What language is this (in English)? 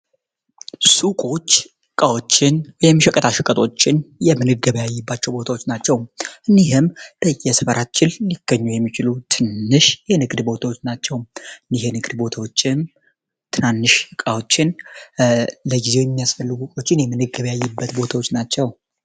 Amharic